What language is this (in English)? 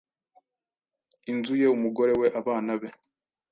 Kinyarwanda